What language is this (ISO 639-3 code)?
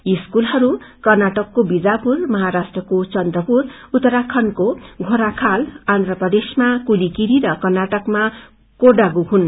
nep